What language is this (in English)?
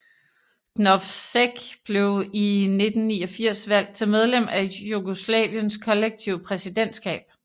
Danish